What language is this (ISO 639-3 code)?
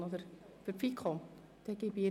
gsw